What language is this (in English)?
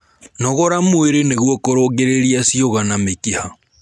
Kikuyu